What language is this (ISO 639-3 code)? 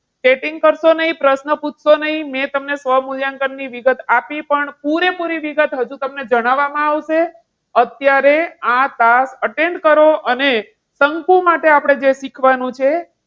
guj